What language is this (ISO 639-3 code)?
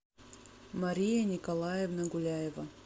rus